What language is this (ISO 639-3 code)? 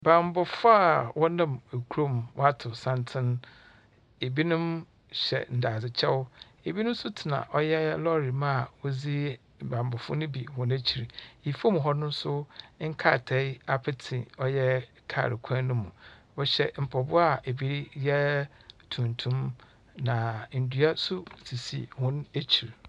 aka